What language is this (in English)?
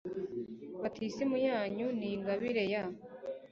Kinyarwanda